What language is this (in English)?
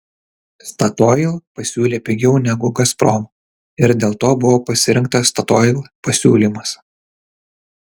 Lithuanian